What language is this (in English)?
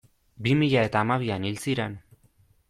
Basque